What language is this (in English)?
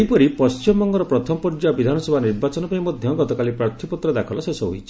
Odia